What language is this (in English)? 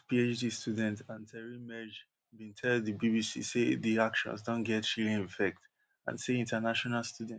Nigerian Pidgin